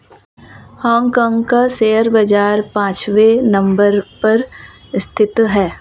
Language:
Hindi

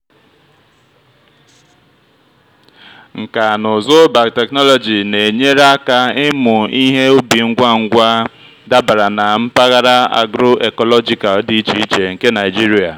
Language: Igbo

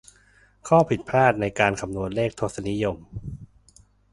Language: Thai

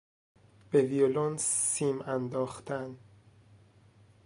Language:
Persian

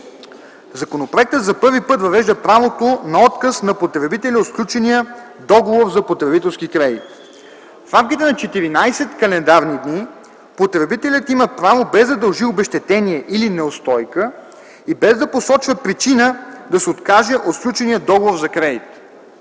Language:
Bulgarian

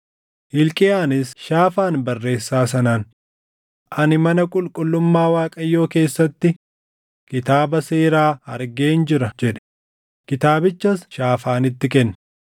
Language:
Oromo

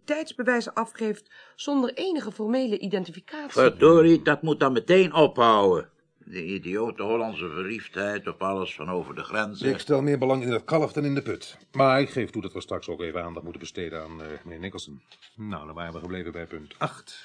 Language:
Dutch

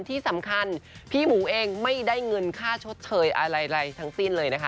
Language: Thai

